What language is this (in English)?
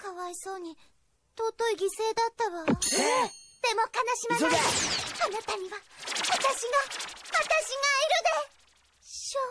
Japanese